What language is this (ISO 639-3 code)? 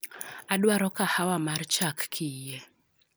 luo